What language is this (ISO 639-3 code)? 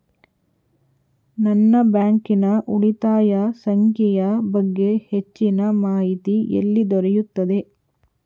kan